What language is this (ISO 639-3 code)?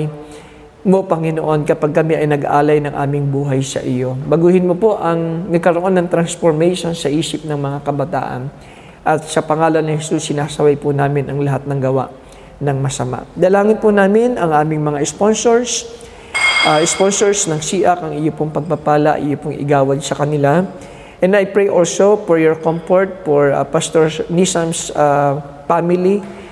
fil